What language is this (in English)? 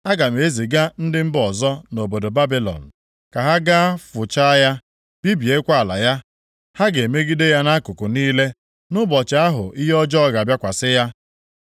Igbo